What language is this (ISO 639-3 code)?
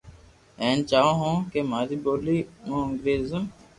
lrk